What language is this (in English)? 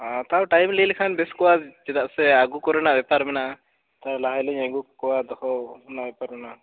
Santali